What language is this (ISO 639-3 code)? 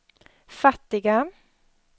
swe